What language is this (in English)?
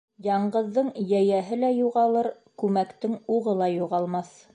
Bashkir